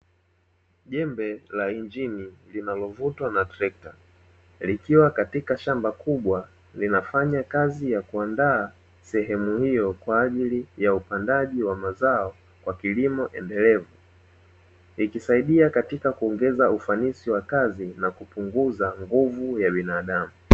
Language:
Swahili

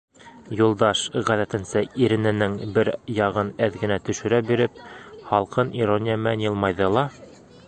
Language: Bashkir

